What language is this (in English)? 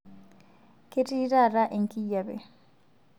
Masai